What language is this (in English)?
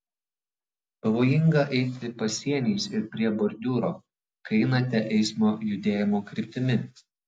Lithuanian